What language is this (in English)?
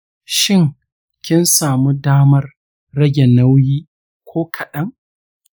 Hausa